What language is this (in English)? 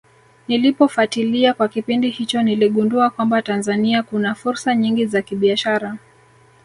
Swahili